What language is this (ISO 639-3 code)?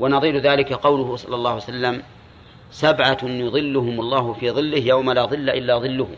ara